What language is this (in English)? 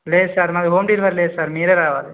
Telugu